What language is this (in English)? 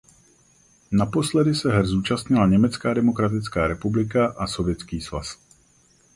Czech